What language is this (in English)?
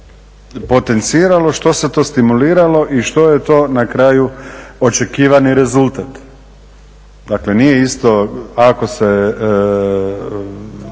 Croatian